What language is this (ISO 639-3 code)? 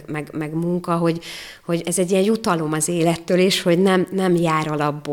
hun